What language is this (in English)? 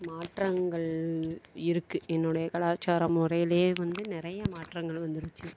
Tamil